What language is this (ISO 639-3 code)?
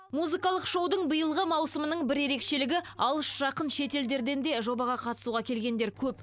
kaz